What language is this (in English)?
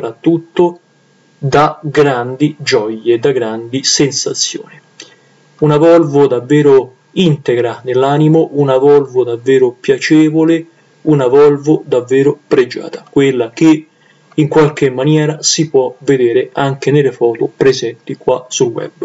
Italian